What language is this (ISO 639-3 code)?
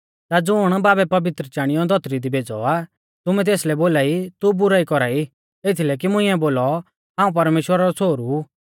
bfz